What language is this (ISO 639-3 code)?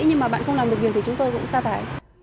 vie